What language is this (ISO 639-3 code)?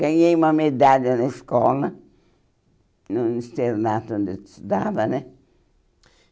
por